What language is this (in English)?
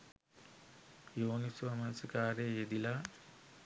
Sinhala